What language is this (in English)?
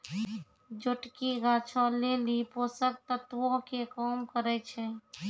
Maithili